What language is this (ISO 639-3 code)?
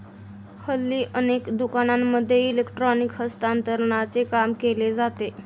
mar